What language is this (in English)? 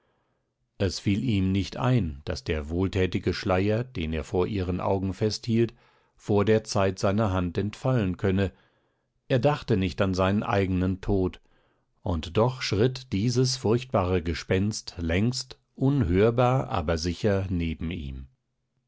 German